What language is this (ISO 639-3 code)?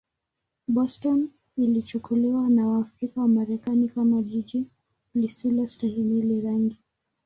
swa